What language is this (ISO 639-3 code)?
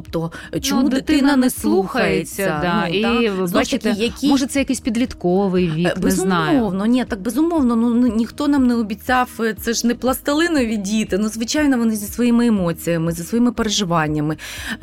ukr